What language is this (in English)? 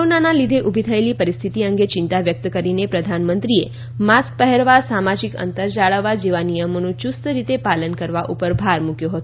Gujarati